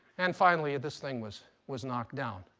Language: English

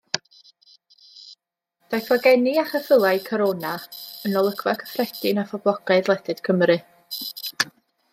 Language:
Welsh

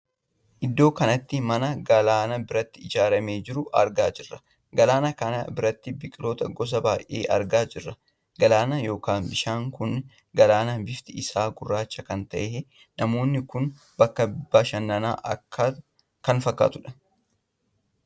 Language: Oromo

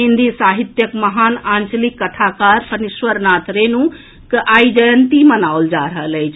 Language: Maithili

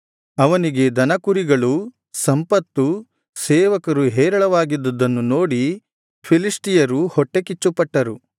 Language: Kannada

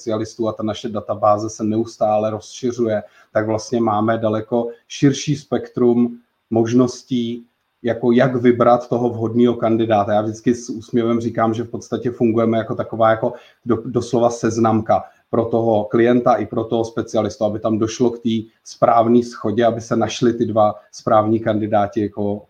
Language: Czech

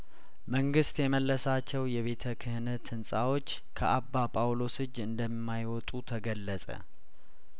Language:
Amharic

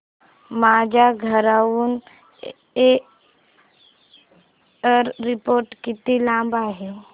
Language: Marathi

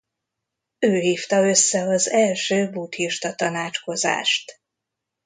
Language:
Hungarian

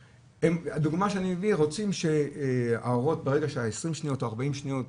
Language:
Hebrew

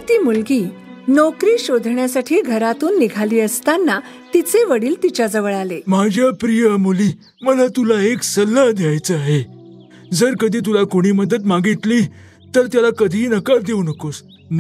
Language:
Marathi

